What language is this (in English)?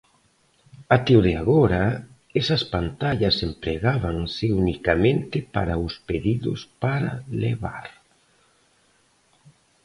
Galician